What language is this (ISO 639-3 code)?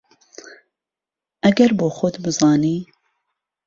ckb